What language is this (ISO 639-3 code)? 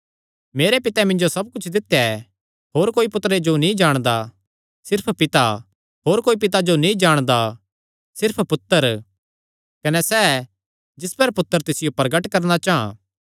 xnr